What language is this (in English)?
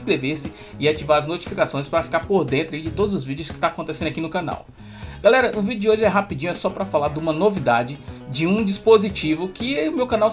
Portuguese